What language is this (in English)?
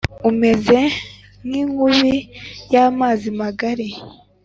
Kinyarwanda